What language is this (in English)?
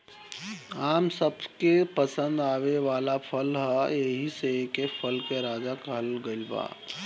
Bhojpuri